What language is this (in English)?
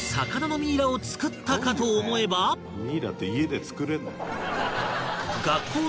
Japanese